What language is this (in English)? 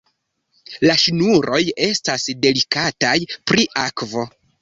Esperanto